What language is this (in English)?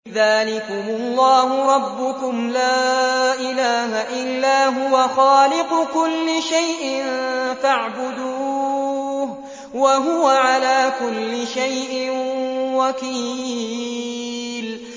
Arabic